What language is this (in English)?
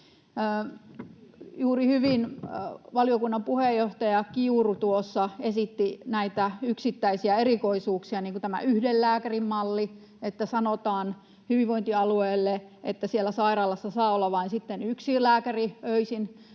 Finnish